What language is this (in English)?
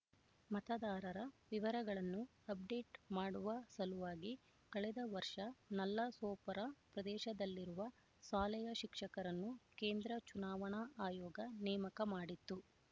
Kannada